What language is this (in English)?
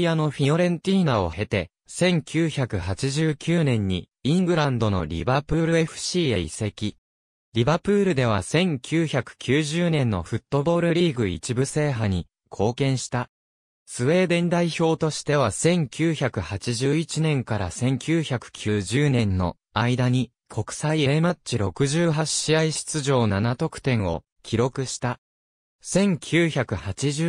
Japanese